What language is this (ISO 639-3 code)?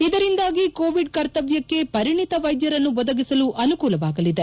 kan